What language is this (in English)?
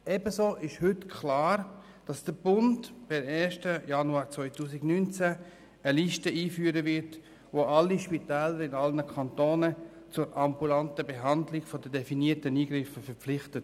Swiss German